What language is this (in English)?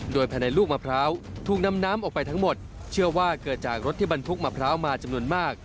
Thai